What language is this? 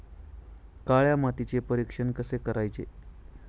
Marathi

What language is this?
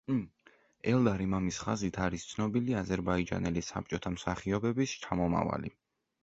Georgian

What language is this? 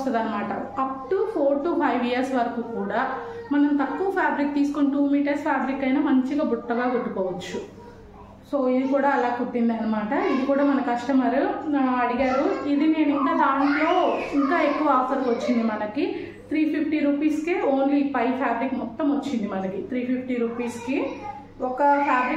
Telugu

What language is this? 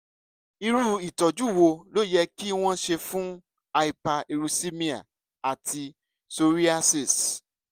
Yoruba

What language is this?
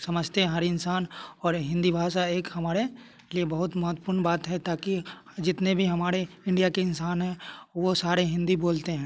Hindi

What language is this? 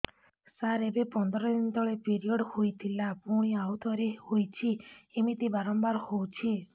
Odia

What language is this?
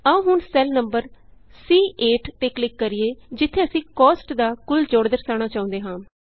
Punjabi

